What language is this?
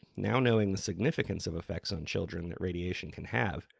English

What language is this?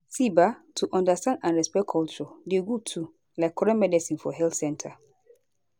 Nigerian Pidgin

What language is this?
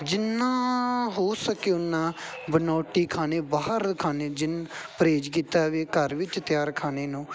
Punjabi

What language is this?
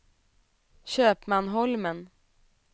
Swedish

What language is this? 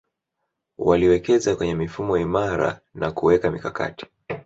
Swahili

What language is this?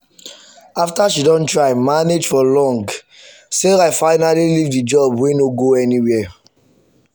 Nigerian Pidgin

